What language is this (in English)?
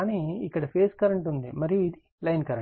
Telugu